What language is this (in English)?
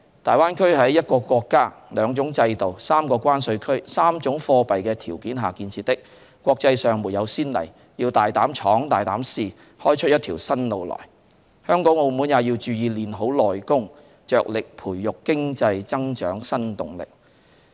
Cantonese